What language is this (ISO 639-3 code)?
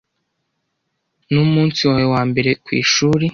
kin